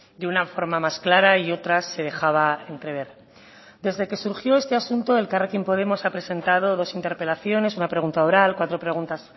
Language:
Spanish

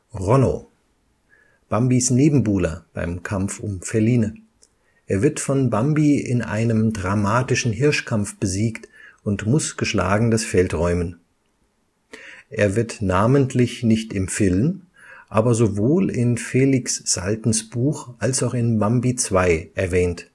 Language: German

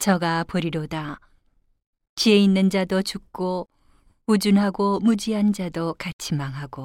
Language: Korean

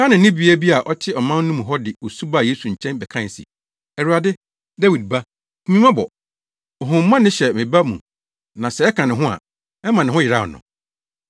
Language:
Akan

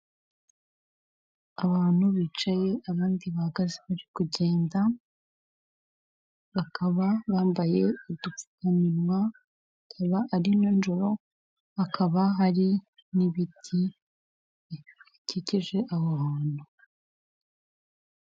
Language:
Kinyarwanda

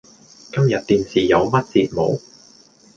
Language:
Cantonese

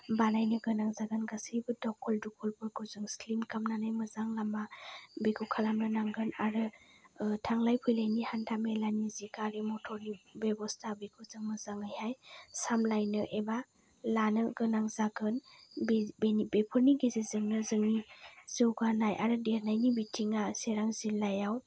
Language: Bodo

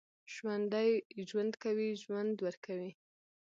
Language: Pashto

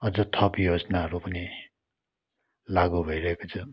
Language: Nepali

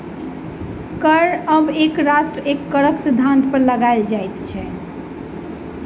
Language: Maithili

